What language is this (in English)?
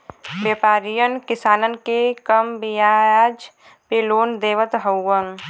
Bhojpuri